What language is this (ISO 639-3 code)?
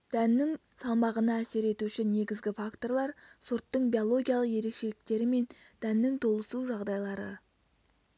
kaz